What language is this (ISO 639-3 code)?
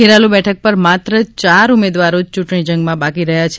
guj